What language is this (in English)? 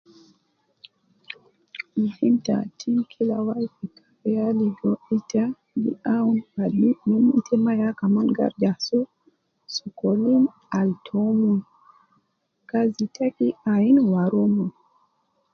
Nubi